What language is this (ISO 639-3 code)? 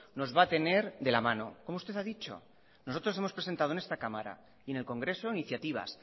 spa